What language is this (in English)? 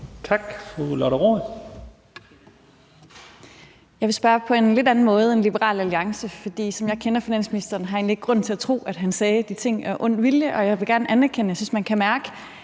Danish